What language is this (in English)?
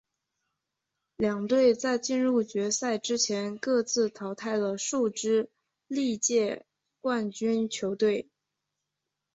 Chinese